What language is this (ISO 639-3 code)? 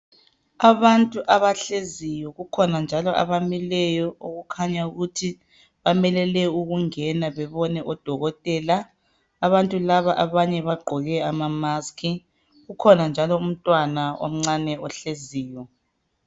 nde